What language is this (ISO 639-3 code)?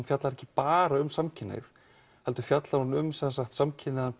isl